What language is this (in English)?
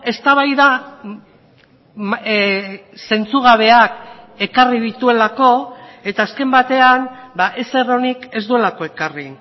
Basque